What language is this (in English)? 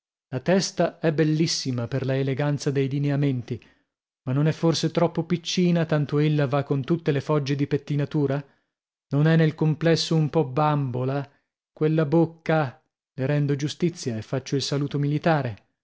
Italian